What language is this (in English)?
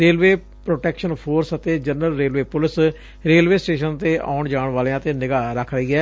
Punjabi